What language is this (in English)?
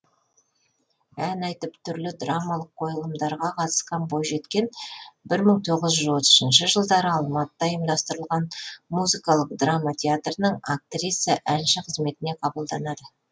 Kazakh